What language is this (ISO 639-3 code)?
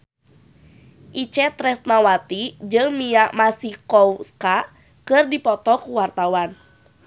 sun